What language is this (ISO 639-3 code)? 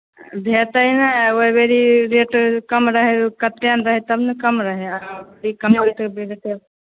mai